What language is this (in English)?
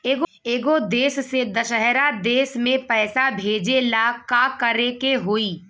Bhojpuri